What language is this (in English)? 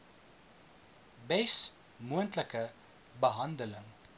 Afrikaans